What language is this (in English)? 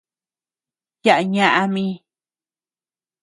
Tepeuxila Cuicatec